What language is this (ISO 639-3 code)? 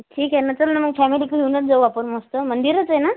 mar